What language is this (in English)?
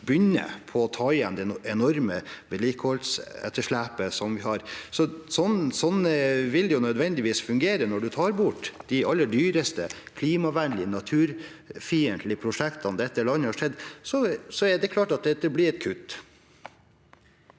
Norwegian